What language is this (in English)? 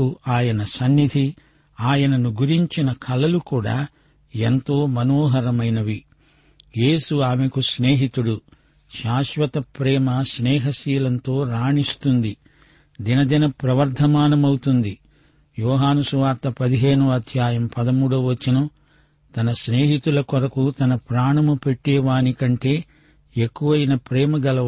Telugu